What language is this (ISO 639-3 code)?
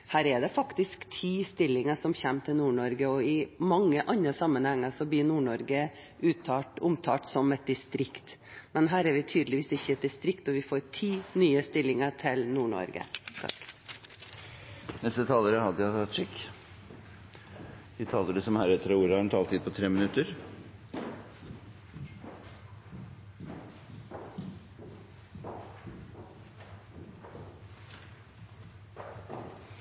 nor